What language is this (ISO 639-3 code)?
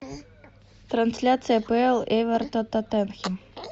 rus